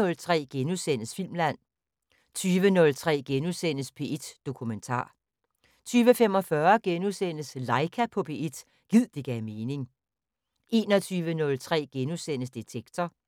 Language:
Danish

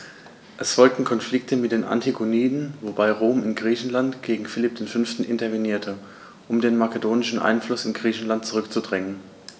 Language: German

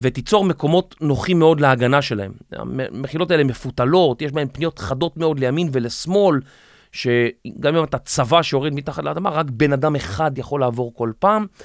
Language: Hebrew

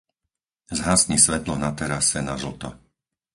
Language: Slovak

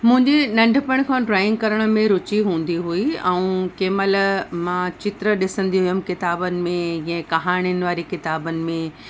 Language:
Sindhi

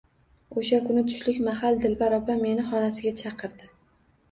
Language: Uzbek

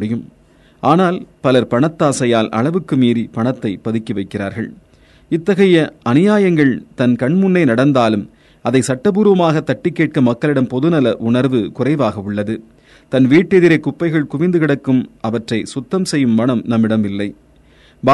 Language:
Tamil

